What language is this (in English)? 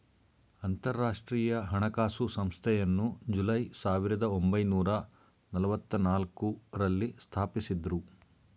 Kannada